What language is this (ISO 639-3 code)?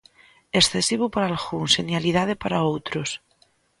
glg